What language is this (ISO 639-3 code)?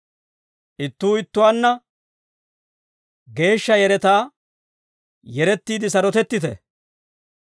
dwr